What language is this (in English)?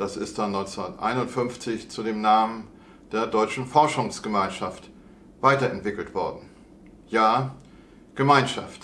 German